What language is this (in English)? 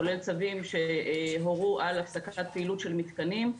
Hebrew